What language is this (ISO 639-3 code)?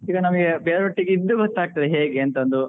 kan